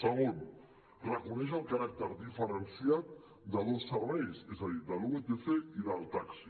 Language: Catalan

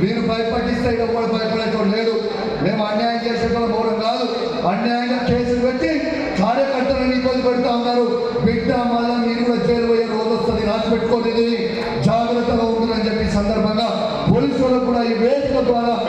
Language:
Telugu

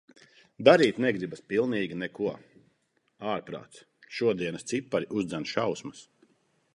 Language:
Latvian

